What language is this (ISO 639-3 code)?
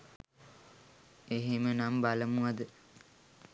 sin